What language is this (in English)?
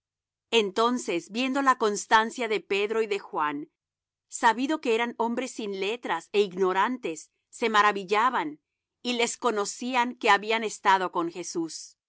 Spanish